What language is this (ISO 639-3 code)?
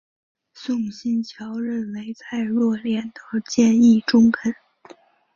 zho